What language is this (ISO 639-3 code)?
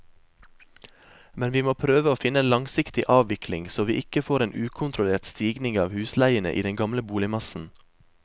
nor